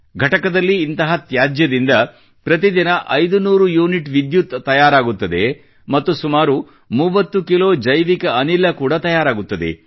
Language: Kannada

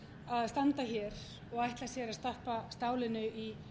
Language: Icelandic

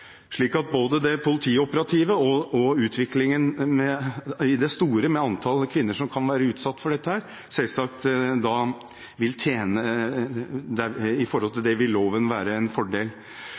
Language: Norwegian Bokmål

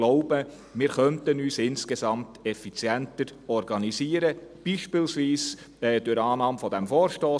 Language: Swiss German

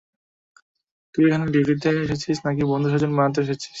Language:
Bangla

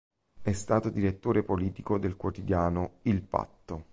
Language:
Italian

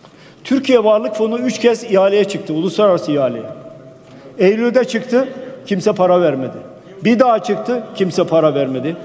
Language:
Turkish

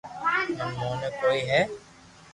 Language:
Loarki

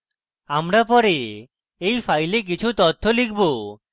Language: Bangla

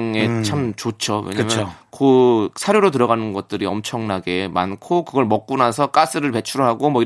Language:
Korean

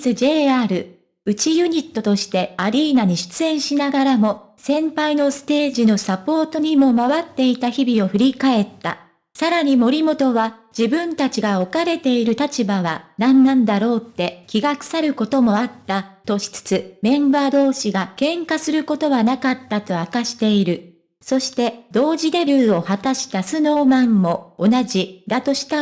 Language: Japanese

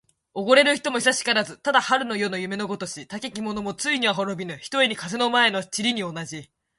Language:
Japanese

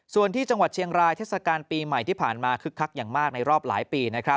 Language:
Thai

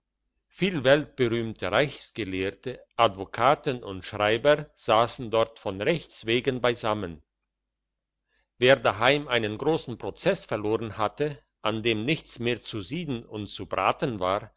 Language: German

